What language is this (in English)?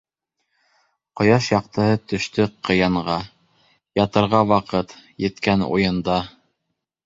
Bashkir